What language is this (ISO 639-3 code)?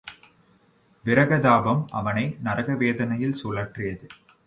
tam